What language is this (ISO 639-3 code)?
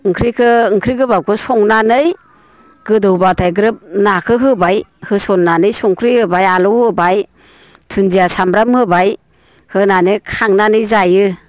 brx